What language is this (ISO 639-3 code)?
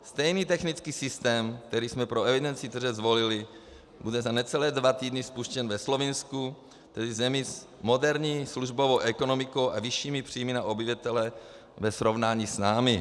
ces